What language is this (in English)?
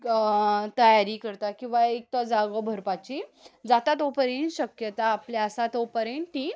Konkani